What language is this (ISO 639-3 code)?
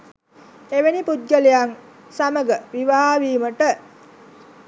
sin